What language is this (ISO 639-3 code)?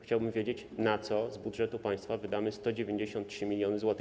pol